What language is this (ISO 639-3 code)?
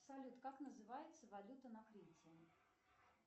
rus